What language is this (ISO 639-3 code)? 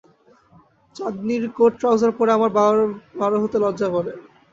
ben